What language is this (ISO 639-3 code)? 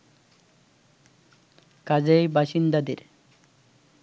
ben